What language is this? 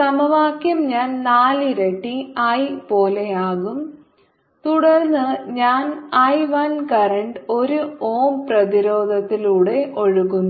Malayalam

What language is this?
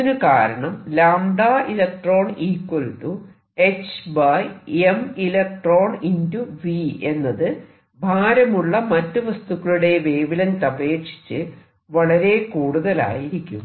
Malayalam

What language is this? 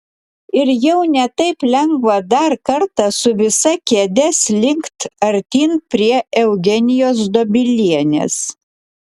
Lithuanian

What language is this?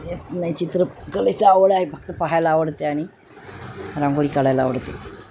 Marathi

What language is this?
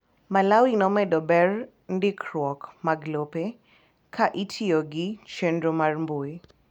Luo (Kenya and Tanzania)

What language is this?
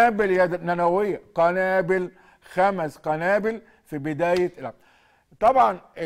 Arabic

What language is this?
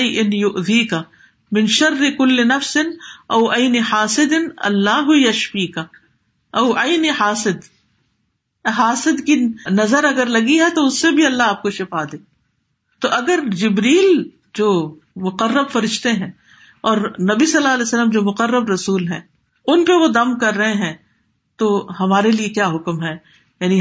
Urdu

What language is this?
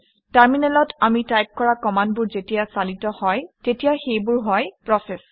Assamese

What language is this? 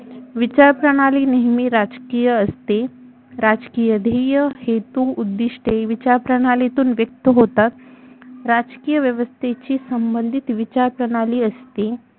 Marathi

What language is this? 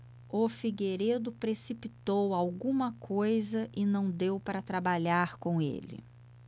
Portuguese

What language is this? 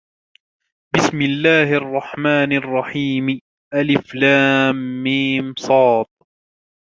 Arabic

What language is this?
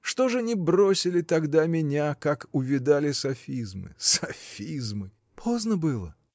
Russian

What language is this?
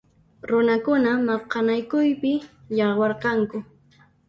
Puno Quechua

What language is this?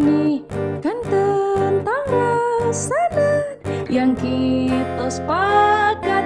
Indonesian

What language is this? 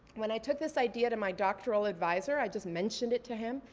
English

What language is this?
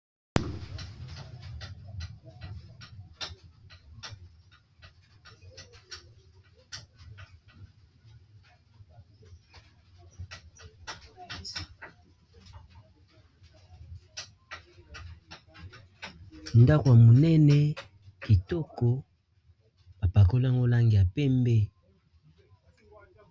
Lingala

